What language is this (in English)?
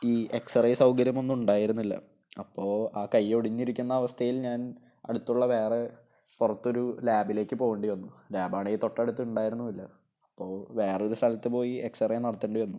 Malayalam